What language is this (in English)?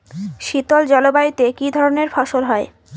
Bangla